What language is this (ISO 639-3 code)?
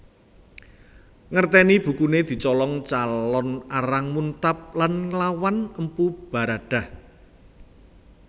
jav